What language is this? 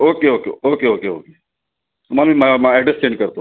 Marathi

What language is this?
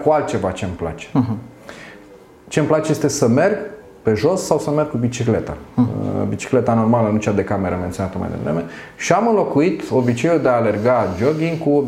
Romanian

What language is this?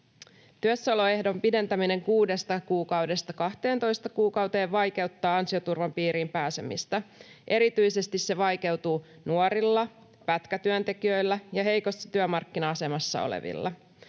Finnish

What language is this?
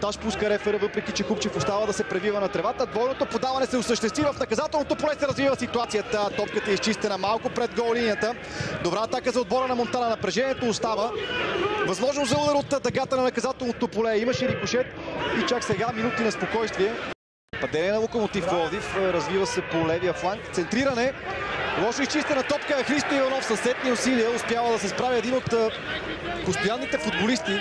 Dutch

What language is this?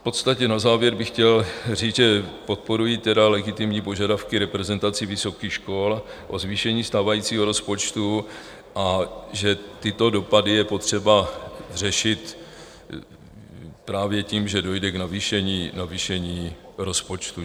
Czech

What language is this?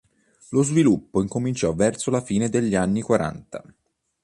Italian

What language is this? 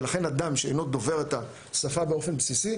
Hebrew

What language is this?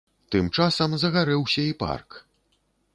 Belarusian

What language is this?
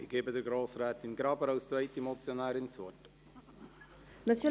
Swiss German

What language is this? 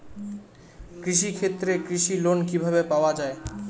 Bangla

